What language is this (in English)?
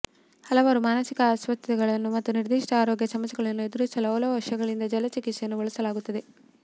Kannada